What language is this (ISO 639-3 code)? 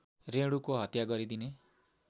nep